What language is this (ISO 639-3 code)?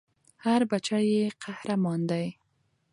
pus